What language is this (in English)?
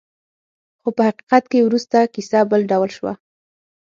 Pashto